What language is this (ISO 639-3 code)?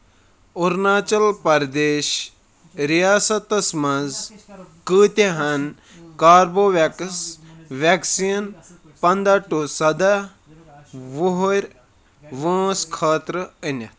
kas